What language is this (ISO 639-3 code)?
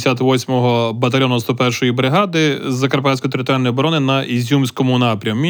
ukr